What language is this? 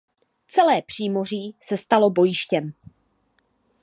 Czech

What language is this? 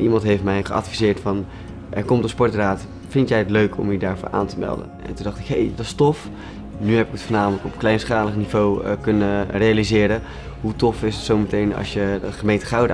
Dutch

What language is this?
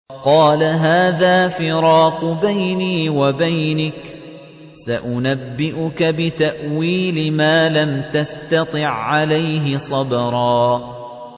Arabic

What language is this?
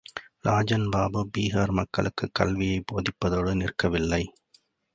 Tamil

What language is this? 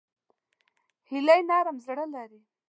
Pashto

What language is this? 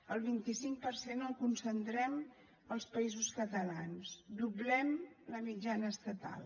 Catalan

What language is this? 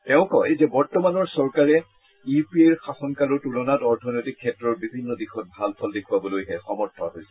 Assamese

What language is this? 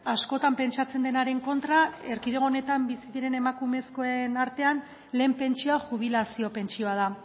Basque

